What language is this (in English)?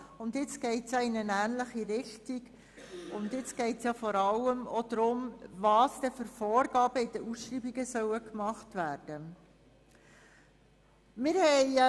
Swiss German